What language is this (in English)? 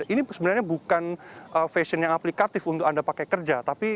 Indonesian